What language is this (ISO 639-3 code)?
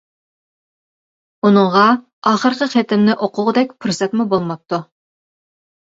uig